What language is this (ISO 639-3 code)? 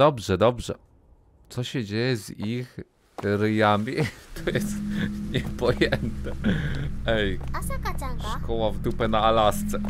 pol